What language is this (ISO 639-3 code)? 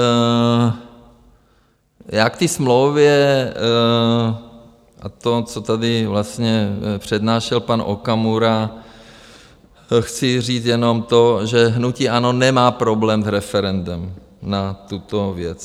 ces